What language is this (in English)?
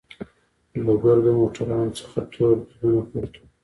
Pashto